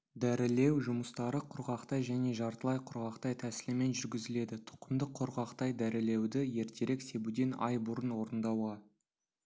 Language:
Kazakh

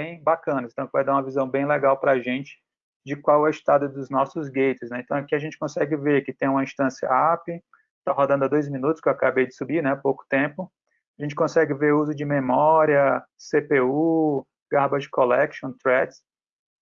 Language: Portuguese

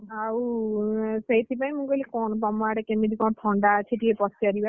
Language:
Odia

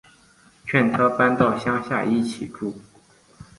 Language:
Chinese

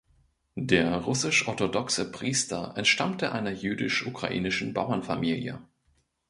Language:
German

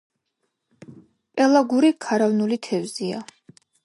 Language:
Georgian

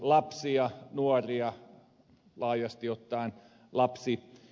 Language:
Finnish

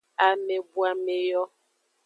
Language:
Aja (Benin)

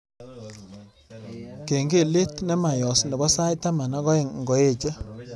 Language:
Kalenjin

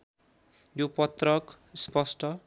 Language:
Nepali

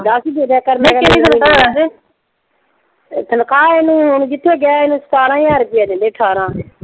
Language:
Punjabi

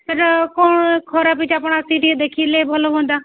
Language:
Odia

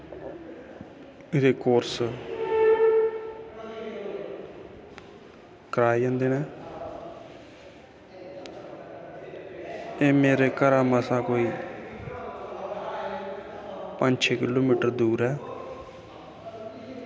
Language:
Dogri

